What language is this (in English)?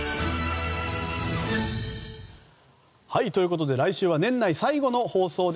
Japanese